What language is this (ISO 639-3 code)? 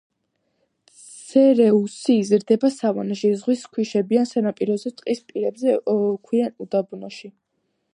kat